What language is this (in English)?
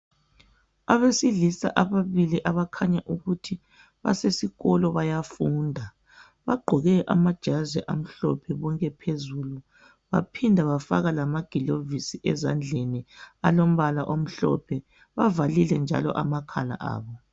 North Ndebele